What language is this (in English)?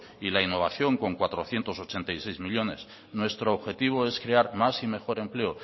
Spanish